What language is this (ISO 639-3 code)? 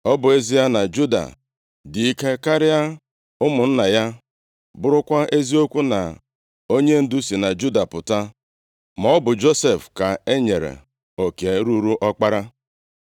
ibo